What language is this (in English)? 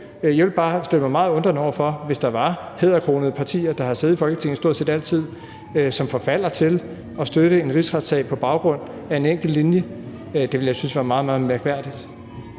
Danish